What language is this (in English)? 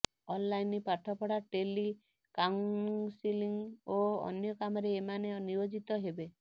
Odia